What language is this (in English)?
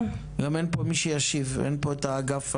Hebrew